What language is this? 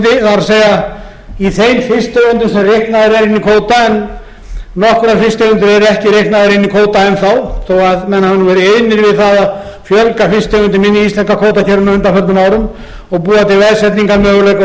Icelandic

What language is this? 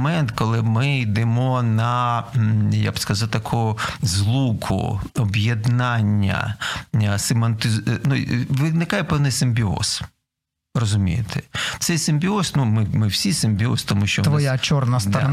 Ukrainian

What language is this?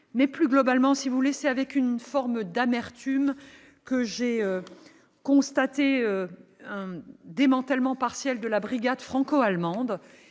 French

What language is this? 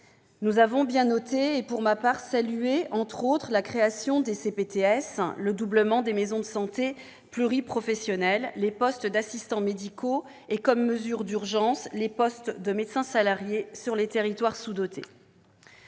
French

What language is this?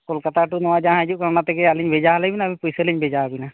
Santali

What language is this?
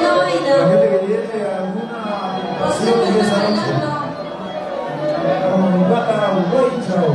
Spanish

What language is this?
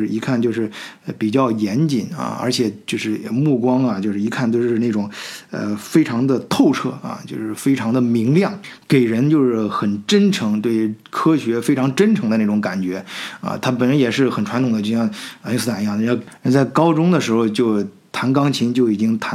Chinese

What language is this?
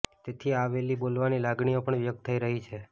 Gujarati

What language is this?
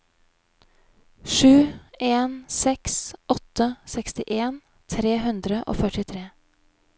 Norwegian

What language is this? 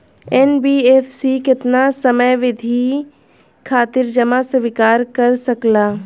Bhojpuri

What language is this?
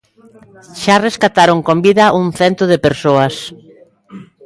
Galician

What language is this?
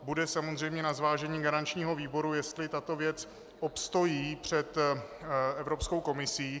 Czech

